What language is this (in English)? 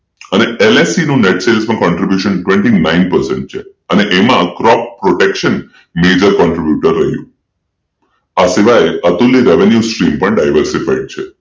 Gujarati